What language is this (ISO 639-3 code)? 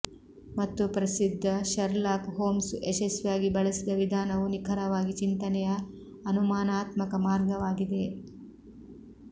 kan